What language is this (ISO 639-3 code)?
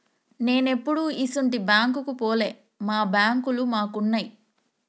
tel